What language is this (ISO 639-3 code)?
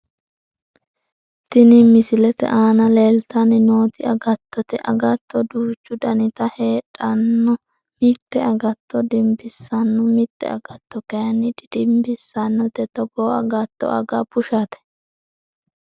sid